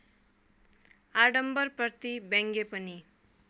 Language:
Nepali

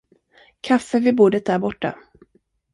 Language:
Swedish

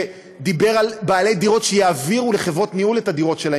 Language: Hebrew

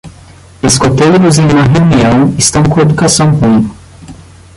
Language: Portuguese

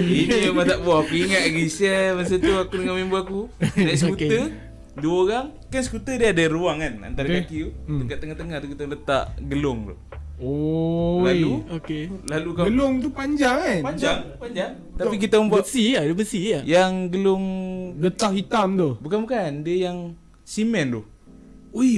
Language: Malay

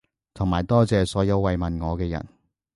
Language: Cantonese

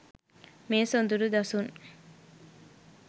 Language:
Sinhala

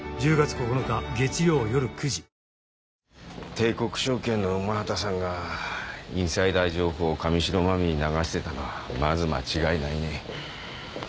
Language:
Japanese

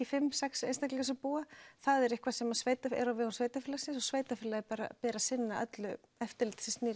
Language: Icelandic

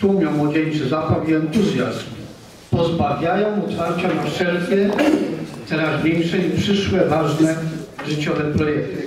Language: Polish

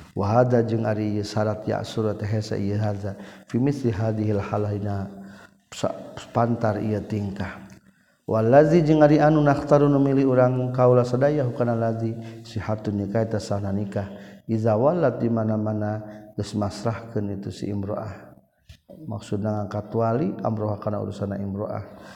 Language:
Malay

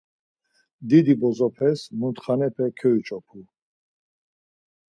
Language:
Laz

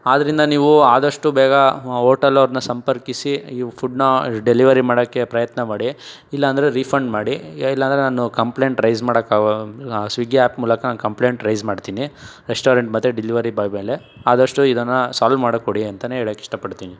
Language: Kannada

